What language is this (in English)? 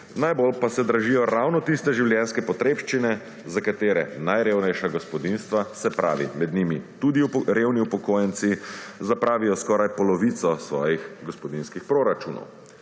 Slovenian